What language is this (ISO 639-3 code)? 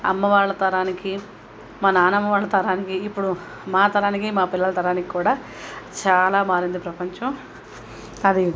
tel